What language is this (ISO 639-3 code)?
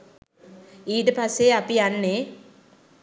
sin